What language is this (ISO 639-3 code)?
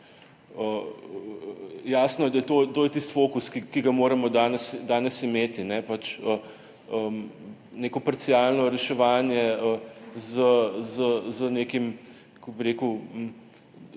slv